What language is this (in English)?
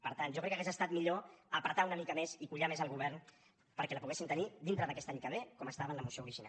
Catalan